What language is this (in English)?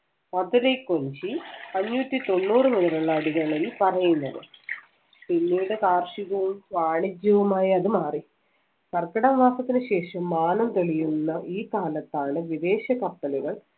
Malayalam